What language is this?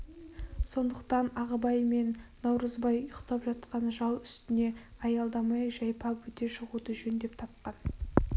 Kazakh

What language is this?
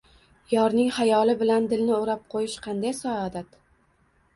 Uzbek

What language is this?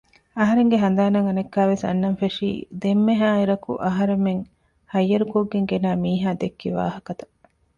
Divehi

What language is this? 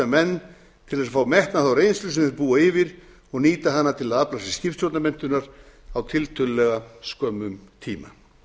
Icelandic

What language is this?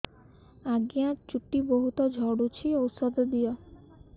Odia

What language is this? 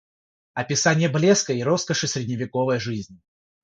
Russian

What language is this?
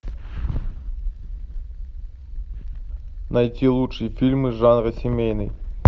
Russian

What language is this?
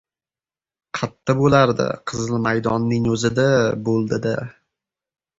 Uzbek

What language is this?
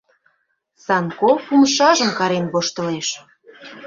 Mari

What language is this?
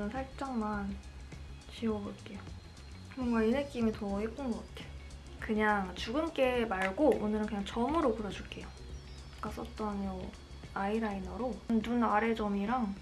Korean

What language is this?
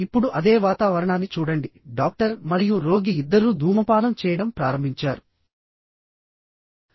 Telugu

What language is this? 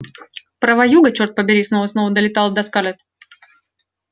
Russian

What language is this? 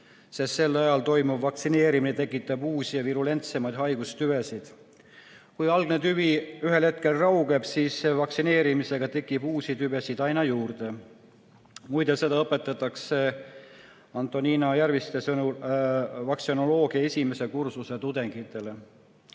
Estonian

